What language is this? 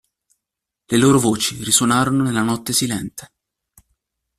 Italian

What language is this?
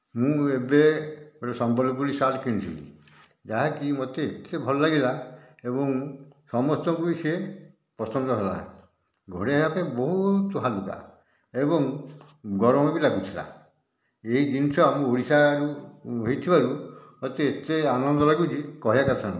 Odia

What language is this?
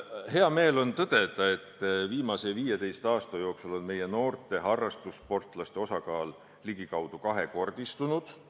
Estonian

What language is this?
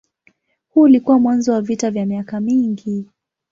Swahili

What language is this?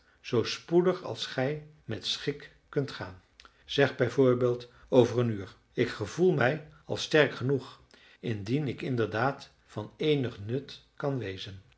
Dutch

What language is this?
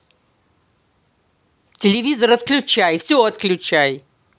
Russian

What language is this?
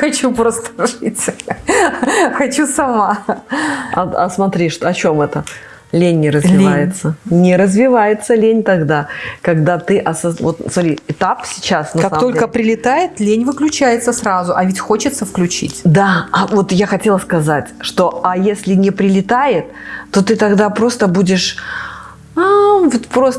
Russian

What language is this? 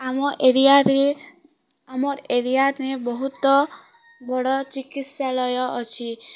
Odia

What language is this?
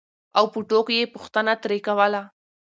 Pashto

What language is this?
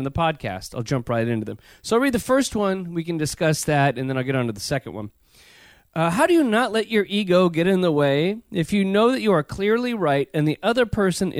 English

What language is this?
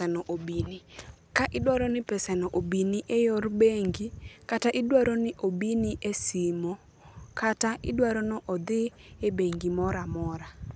Luo (Kenya and Tanzania)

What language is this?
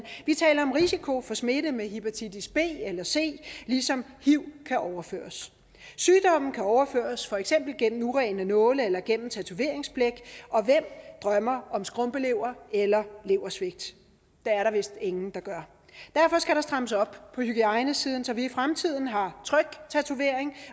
Danish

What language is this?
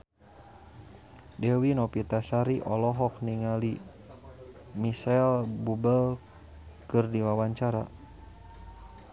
Sundanese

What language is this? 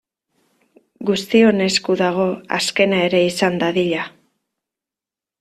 Basque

